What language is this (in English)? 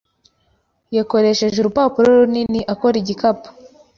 Kinyarwanda